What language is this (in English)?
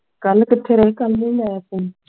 Punjabi